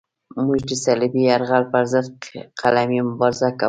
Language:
Pashto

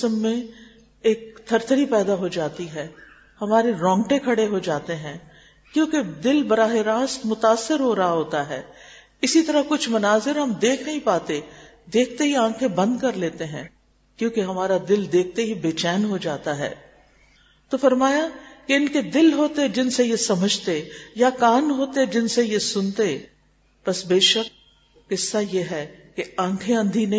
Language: Urdu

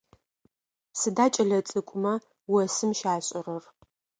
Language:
Adyghe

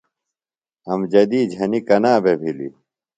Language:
Phalura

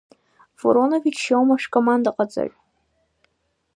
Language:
Abkhazian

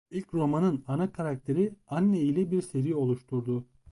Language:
Turkish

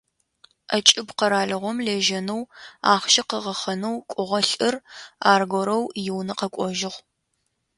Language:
Adyghe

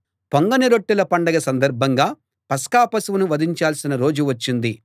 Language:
Telugu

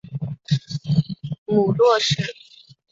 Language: Chinese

